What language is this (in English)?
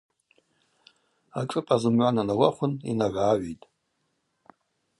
Abaza